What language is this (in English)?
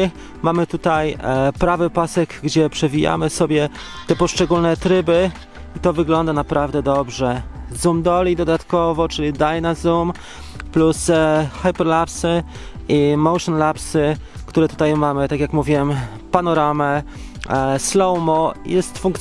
Polish